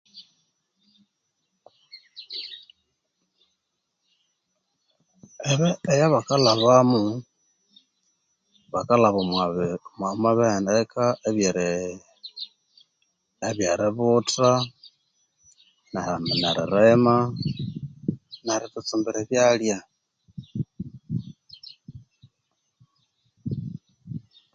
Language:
Konzo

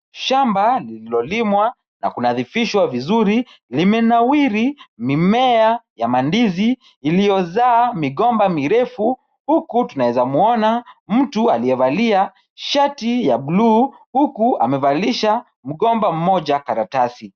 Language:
Swahili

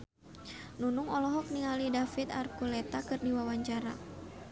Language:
Sundanese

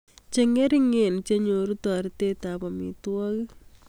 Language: Kalenjin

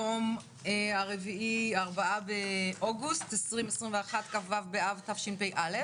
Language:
Hebrew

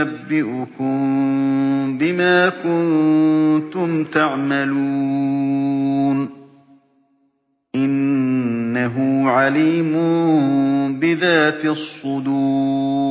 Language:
Arabic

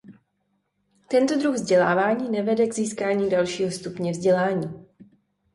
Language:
Czech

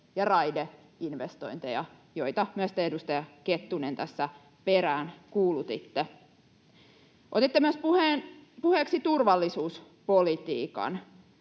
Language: Finnish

